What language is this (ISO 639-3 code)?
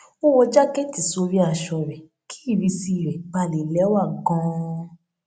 yor